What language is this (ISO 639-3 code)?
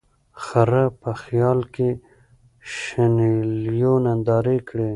pus